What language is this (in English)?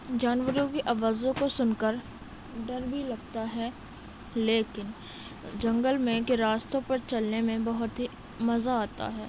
Urdu